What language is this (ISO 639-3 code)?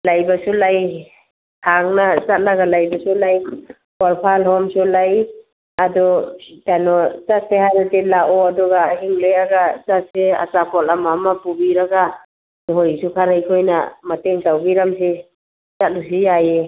mni